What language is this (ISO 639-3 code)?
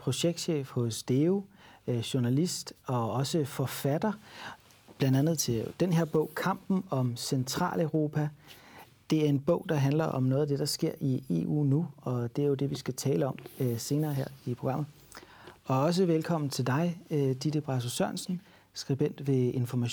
dan